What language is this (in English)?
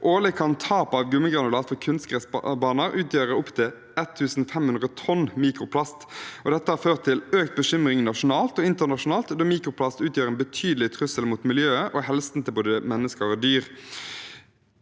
Norwegian